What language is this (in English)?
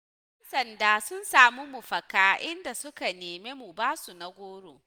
Hausa